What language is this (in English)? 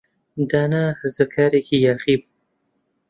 Central Kurdish